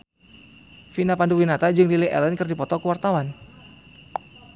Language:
Sundanese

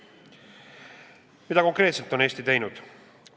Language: Estonian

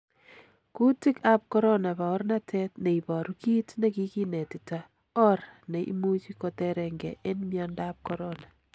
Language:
Kalenjin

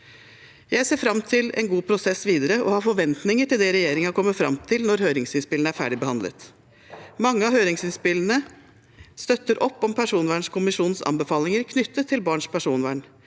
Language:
Norwegian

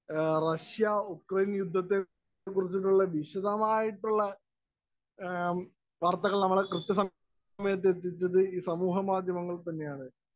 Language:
Malayalam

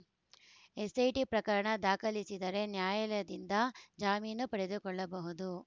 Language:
Kannada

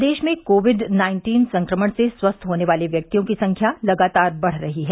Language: Hindi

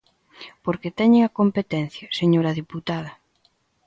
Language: Galician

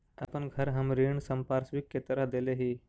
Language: Magahi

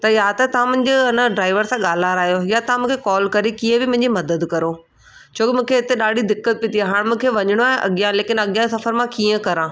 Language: Sindhi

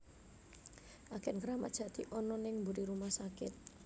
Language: Javanese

